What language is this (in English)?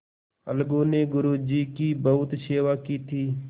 Hindi